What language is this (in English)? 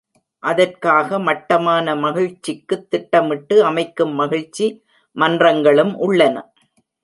Tamil